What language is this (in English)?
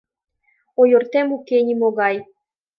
Mari